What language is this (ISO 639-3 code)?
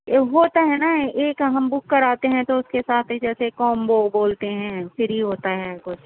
urd